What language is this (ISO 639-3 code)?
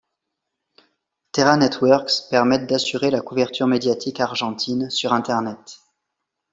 fra